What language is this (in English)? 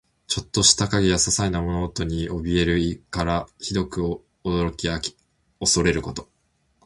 Japanese